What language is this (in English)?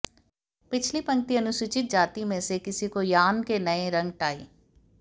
Hindi